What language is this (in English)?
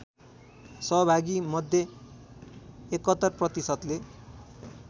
Nepali